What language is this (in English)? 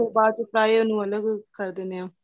Punjabi